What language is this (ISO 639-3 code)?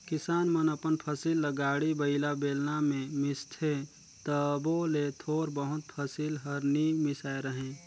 hne